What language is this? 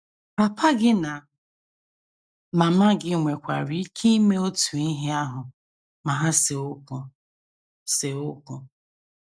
Igbo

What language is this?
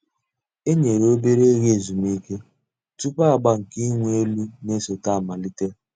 Igbo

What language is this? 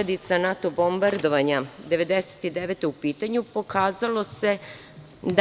Serbian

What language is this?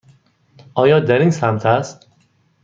Persian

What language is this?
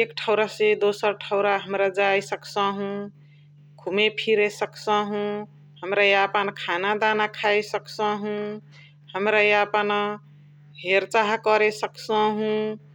Chitwania Tharu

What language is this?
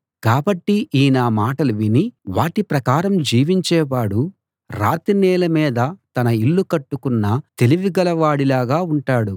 Telugu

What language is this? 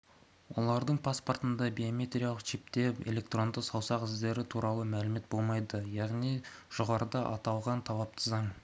Kazakh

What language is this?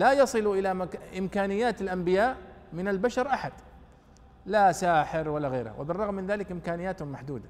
Arabic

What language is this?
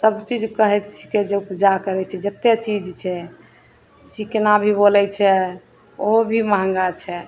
Maithili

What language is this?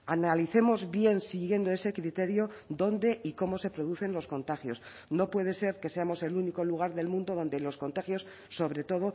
Spanish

